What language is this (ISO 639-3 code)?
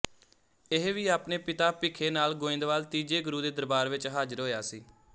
pan